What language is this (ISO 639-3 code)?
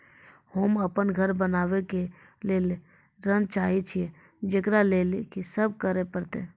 mai